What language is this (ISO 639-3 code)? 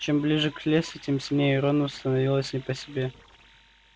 rus